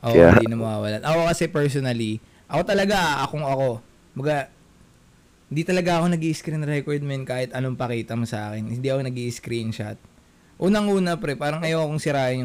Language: Filipino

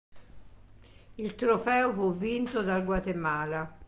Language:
Italian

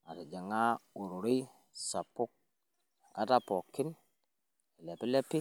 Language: Masai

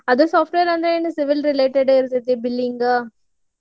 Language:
Kannada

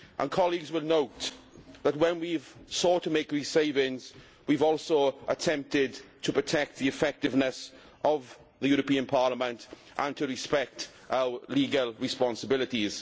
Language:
English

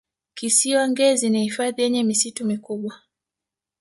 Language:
Swahili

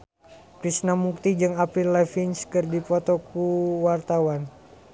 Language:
Sundanese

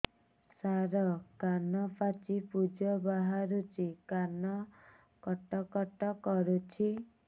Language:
Odia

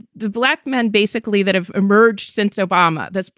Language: English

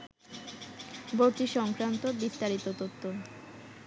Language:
Bangla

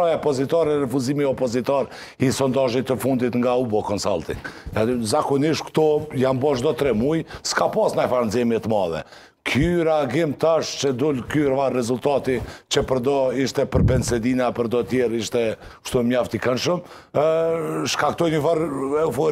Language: Romanian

